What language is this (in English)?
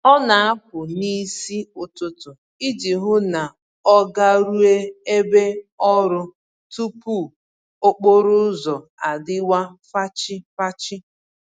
Igbo